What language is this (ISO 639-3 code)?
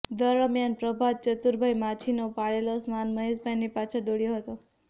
guj